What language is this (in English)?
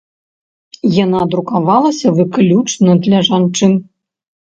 Belarusian